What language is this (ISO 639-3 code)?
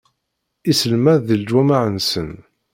kab